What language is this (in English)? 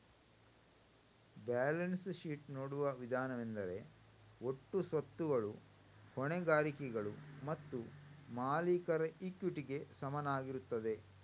Kannada